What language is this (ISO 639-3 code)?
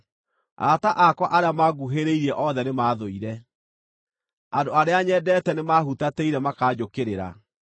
kik